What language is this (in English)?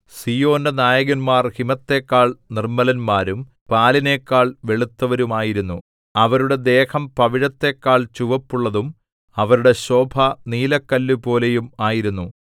Malayalam